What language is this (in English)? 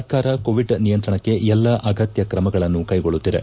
Kannada